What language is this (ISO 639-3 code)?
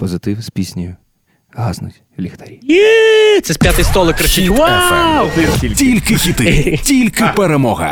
ukr